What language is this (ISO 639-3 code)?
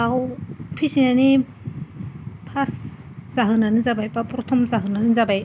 brx